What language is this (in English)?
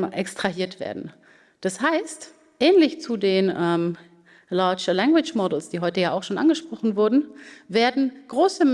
German